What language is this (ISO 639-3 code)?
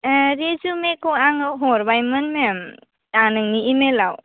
brx